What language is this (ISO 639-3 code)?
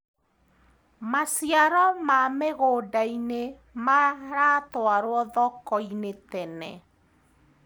kik